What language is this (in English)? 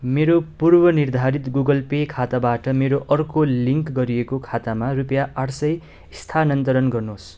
Nepali